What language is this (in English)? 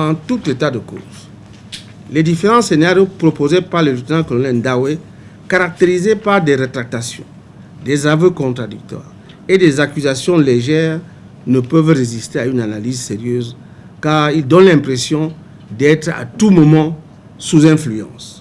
French